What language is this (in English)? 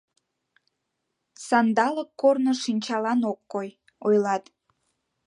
Mari